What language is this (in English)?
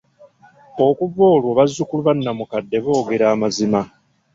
Ganda